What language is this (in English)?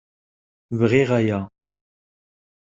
Kabyle